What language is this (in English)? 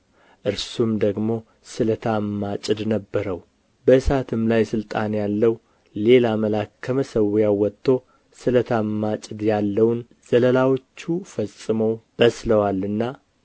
Amharic